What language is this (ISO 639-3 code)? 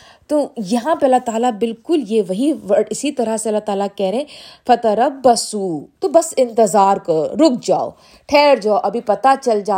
urd